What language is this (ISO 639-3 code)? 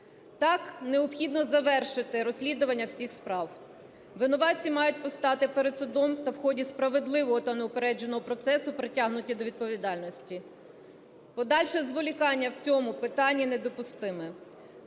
ukr